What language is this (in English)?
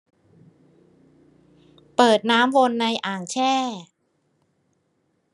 Thai